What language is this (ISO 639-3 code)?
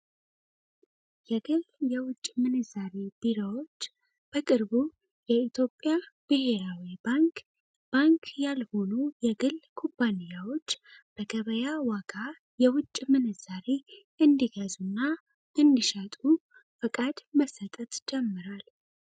amh